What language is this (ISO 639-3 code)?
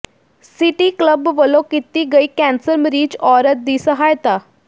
pan